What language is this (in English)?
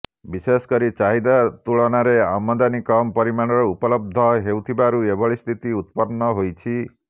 Odia